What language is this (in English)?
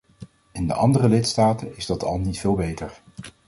Dutch